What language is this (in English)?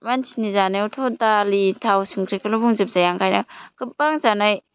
Bodo